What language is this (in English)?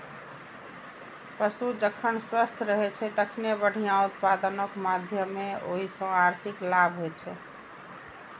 Maithili